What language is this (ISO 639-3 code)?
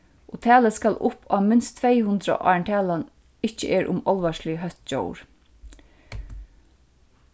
fao